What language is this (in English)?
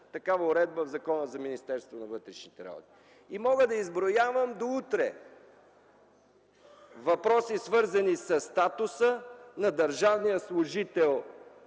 Bulgarian